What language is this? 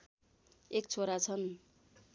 Nepali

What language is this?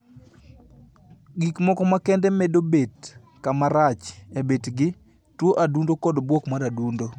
Luo (Kenya and Tanzania)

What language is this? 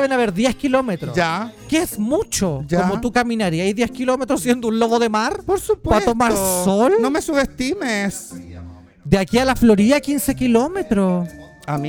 Spanish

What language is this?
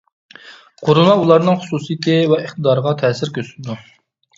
Uyghur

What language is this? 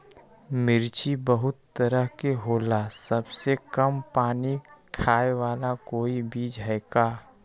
Magahi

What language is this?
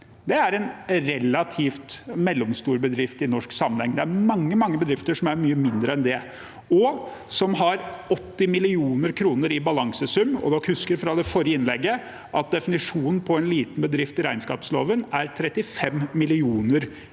Norwegian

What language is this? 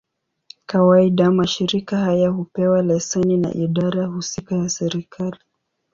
Swahili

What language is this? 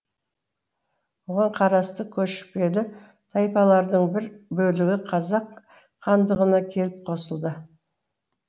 Kazakh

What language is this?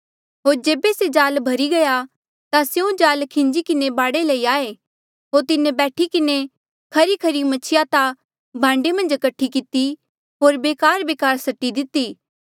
Mandeali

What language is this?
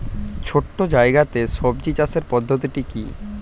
Bangla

